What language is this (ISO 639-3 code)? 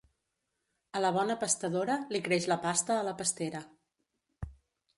cat